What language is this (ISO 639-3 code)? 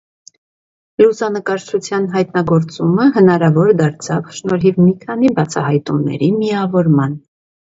hye